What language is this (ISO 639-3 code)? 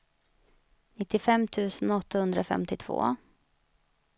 swe